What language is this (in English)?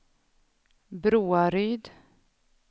Swedish